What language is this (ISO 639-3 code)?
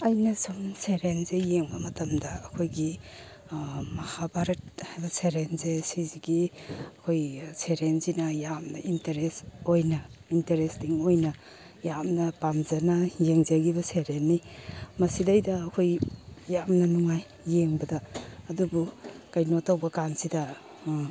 mni